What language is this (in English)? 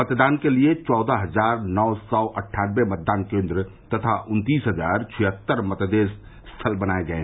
Hindi